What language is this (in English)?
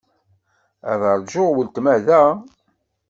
Kabyle